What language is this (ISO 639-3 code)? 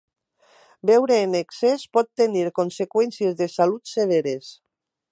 cat